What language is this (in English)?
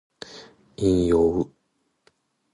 Japanese